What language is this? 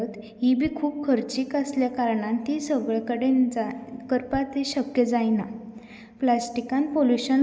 Konkani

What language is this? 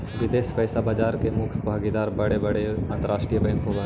Magahi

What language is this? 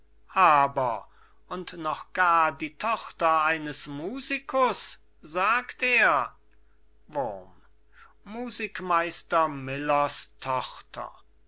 German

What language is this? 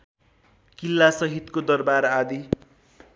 Nepali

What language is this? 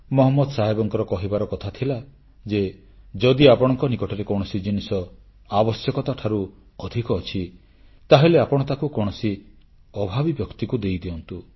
Odia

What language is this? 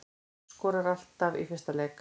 Icelandic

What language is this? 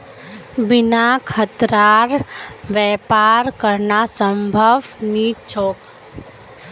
Magahi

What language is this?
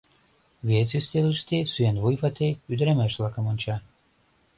Mari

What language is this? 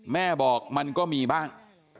Thai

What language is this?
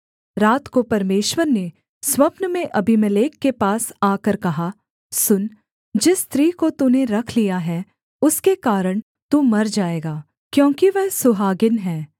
Hindi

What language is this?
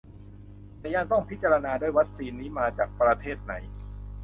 Thai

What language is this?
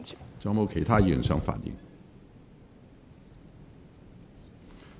Cantonese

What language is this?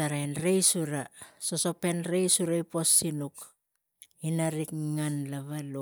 Tigak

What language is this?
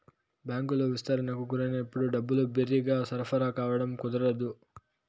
Telugu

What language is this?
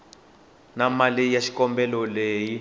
Tsonga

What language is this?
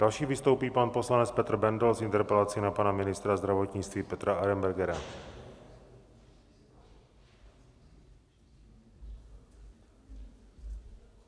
Czech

